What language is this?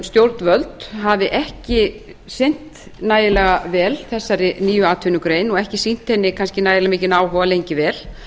Icelandic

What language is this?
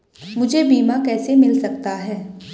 Hindi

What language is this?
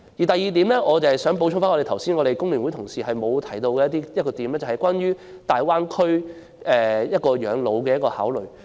Cantonese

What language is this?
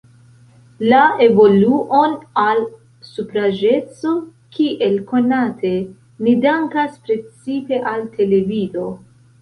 Esperanto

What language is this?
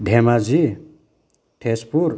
Bodo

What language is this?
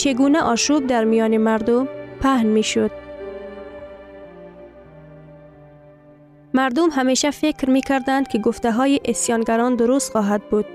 Persian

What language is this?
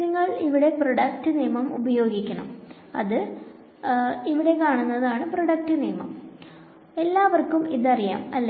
Malayalam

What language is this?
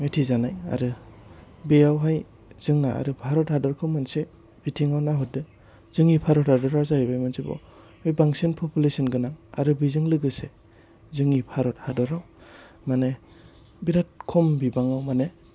Bodo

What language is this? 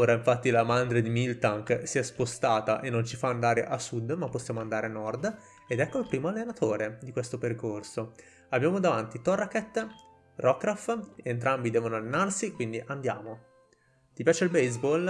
Italian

